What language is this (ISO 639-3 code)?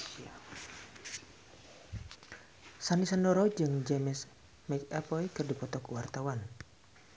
sun